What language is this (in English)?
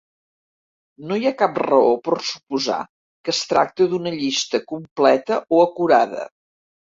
Catalan